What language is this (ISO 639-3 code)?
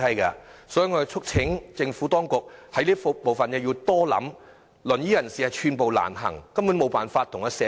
yue